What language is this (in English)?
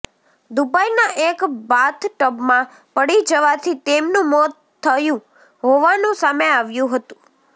Gujarati